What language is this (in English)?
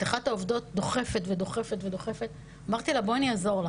Hebrew